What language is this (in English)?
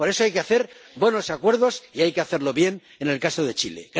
Spanish